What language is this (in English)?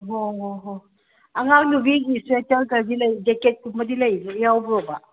Manipuri